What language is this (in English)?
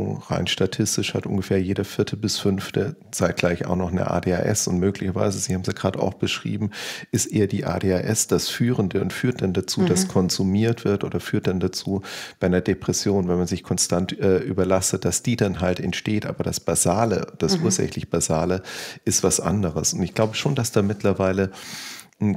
German